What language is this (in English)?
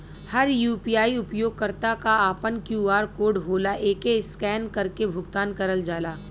Bhojpuri